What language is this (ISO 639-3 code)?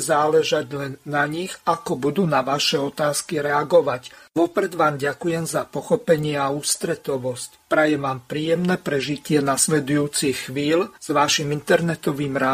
slk